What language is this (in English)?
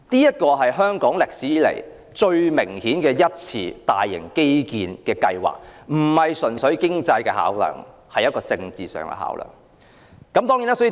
Cantonese